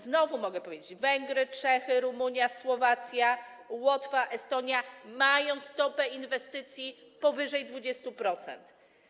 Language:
Polish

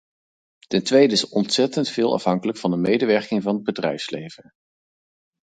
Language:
Dutch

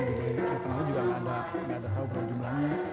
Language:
Indonesian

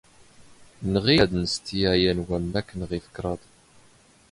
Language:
Standard Moroccan Tamazight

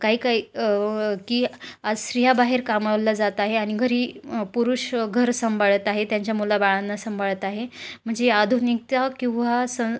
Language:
Marathi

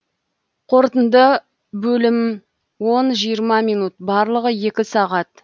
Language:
Kazakh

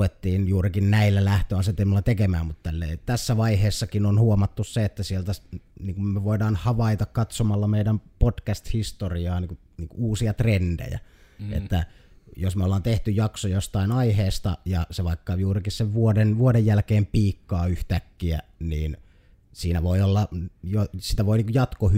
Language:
Finnish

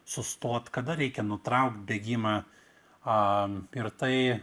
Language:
Lithuanian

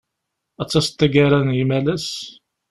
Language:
Kabyle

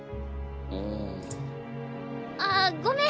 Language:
Japanese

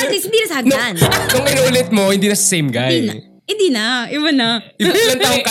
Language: Filipino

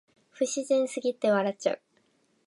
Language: Japanese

